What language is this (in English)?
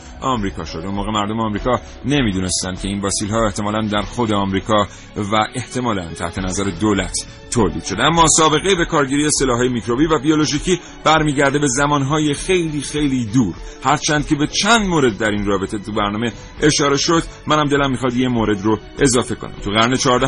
Persian